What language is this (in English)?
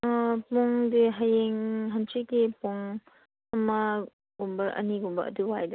Manipuri